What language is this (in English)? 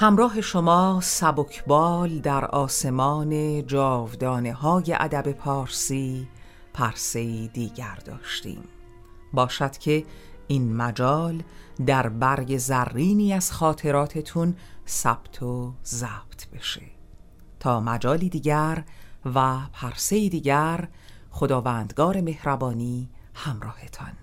Persian